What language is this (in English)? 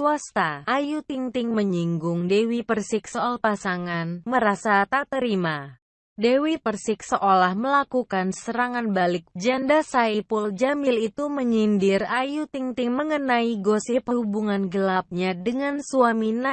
Indonesian